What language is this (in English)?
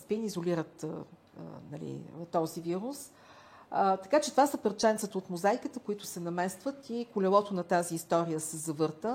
Bulgarian